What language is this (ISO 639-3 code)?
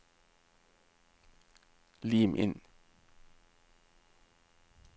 nor